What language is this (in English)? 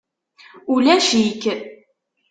Kabyle